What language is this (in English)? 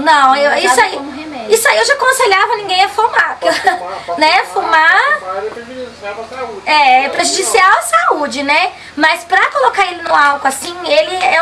Portuguese